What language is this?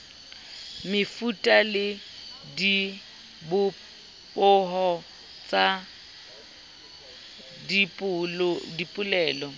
Southern Sotho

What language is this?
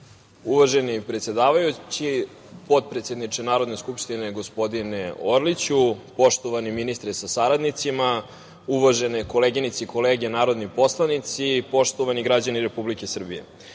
Serbian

